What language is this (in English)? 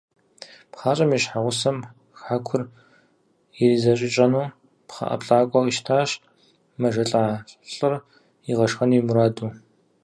Kabardian